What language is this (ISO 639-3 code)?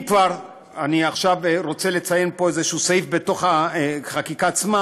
heb